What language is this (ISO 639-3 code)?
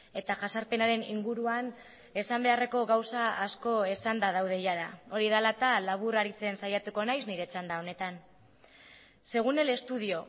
eus